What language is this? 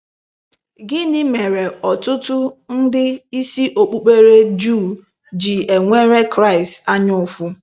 Igbo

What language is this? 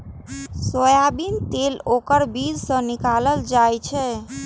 Maithili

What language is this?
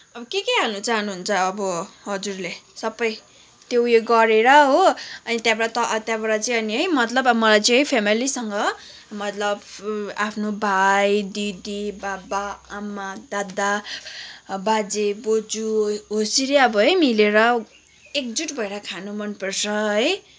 Nepali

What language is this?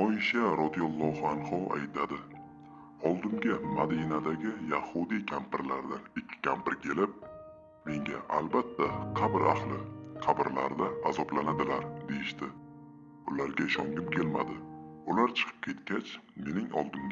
Turkish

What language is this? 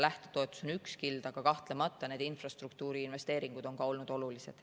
Estonian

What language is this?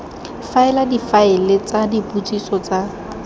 Tswana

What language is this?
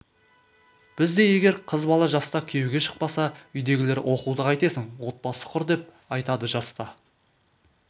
Kazakh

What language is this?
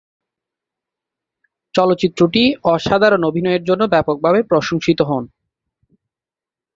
Bangla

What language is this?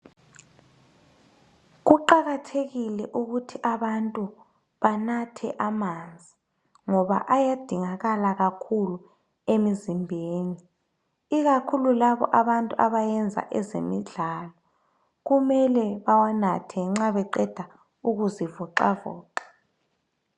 North Ndebele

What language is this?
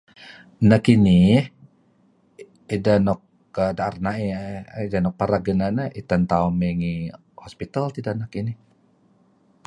Kelabit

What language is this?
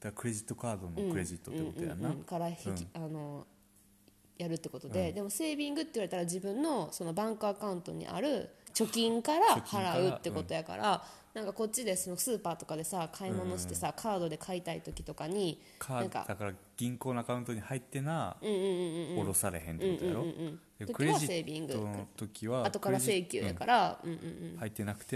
Japanese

